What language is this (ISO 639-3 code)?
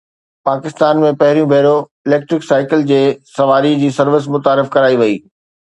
snd